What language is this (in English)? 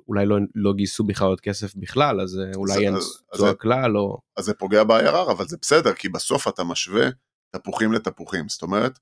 Hebrew